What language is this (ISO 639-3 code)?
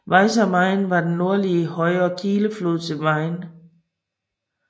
dan